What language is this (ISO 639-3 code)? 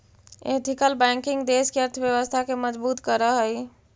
mag